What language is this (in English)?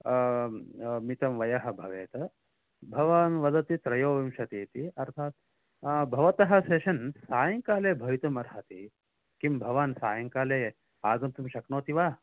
Sanskrit